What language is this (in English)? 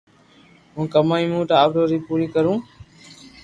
Loarki